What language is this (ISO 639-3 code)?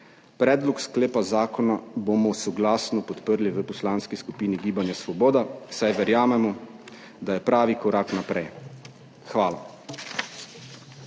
slv